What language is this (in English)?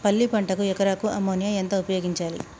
Telugu